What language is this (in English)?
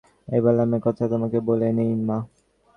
Bangla